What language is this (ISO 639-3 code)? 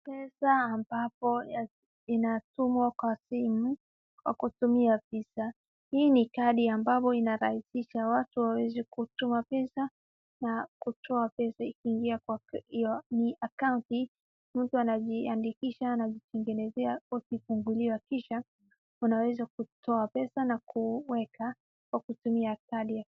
swa